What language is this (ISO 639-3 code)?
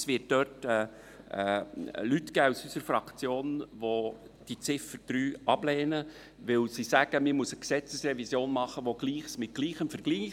gsw